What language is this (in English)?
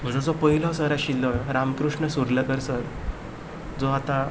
Konkani